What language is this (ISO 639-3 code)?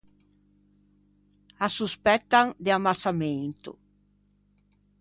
lij